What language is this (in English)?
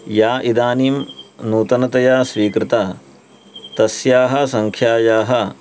Sanskrit